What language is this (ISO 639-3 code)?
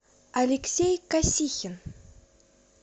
rus